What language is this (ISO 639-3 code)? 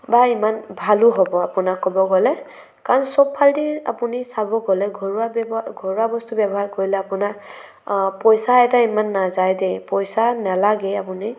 asm